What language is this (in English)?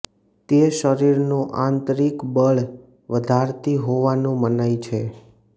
Gujarati